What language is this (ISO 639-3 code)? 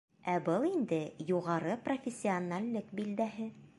bak